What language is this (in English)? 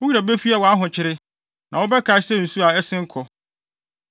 Akan